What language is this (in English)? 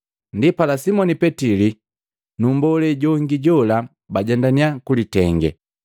Matengo